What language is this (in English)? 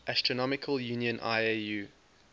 English